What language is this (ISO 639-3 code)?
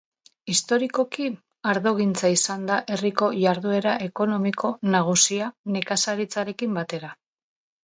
eus